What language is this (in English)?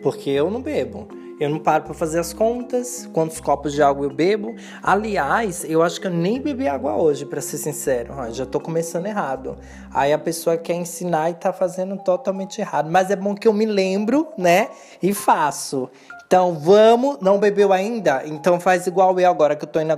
Portuguese